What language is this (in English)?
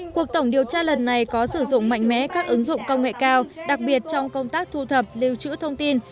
Vietnamese